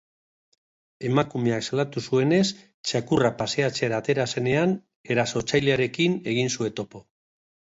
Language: Basque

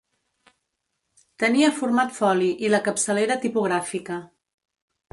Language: Catalan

